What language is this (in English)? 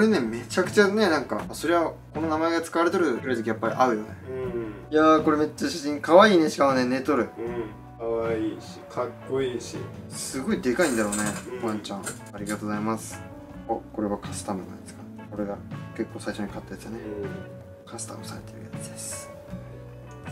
Japanese